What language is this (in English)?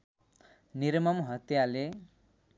Nepali